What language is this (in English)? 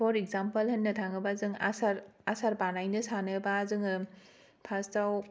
Bodo